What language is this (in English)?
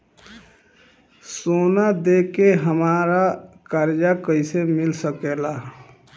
Bhojpuri